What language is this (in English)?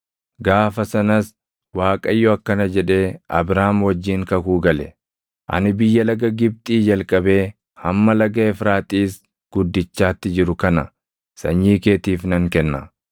Oromo